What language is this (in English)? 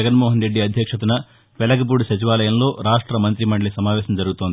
Telugu